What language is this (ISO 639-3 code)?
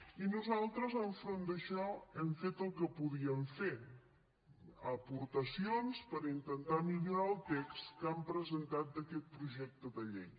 cat